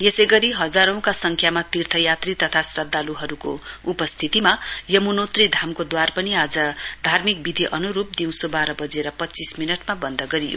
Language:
Nepali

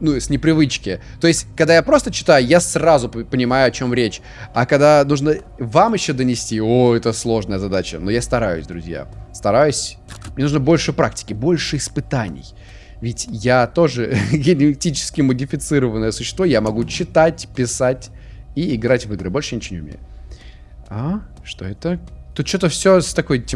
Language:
Russian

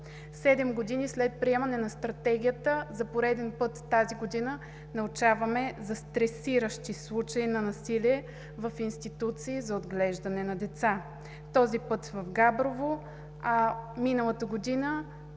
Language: Bulgarian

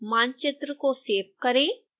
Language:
Hindi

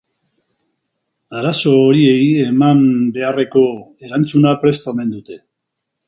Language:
Basque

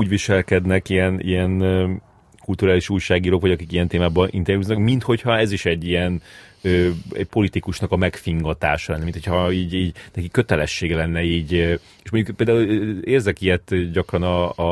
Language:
Hungarian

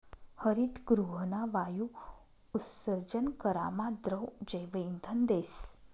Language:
Marathi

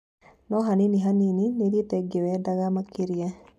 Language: Kikuyu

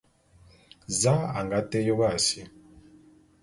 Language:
Bulu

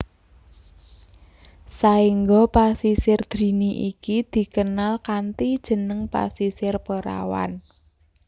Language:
Javanese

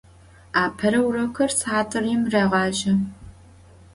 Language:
Adyghe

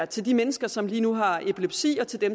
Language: Danish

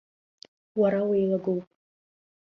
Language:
Abkhazian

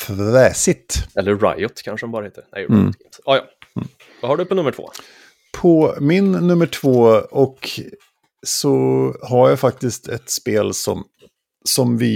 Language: Swedish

